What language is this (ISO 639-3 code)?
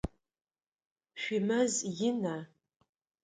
ady